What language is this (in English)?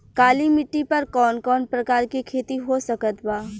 Bhojpuri